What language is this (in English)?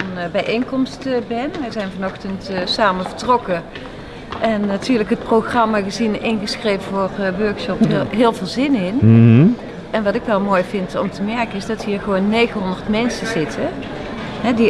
Dutch